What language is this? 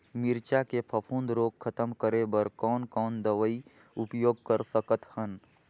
Chhattisgarhi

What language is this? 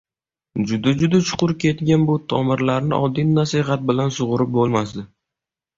Uzbek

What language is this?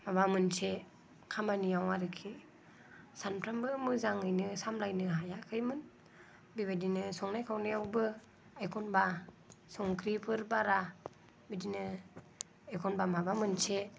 Bodo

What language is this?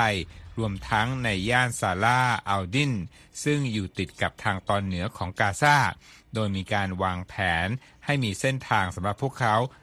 Thai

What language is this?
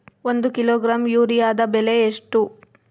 Kannada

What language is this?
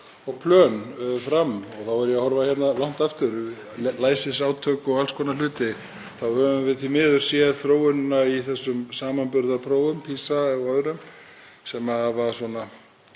Icelandic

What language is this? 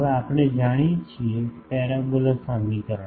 Gujarati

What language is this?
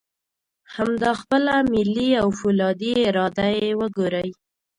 Pashto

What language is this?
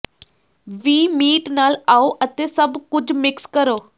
Punjabi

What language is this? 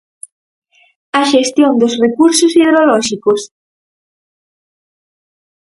Galician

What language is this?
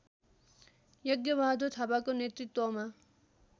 Nepali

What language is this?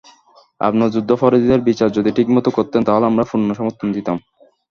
Bangla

